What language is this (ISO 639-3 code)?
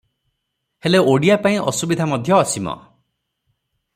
ori